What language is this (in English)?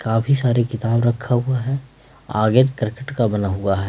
Hindi